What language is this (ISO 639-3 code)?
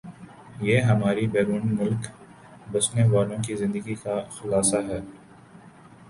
urd